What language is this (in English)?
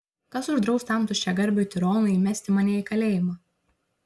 Lithuanian